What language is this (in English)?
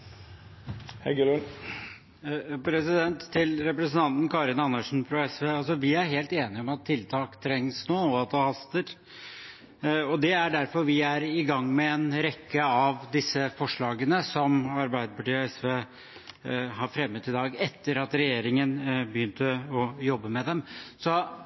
Norwegian